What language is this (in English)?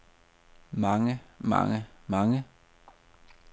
Danish